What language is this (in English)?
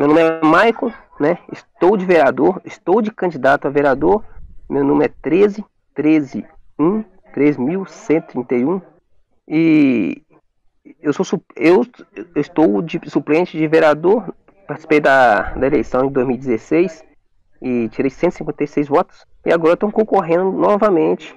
Portuguese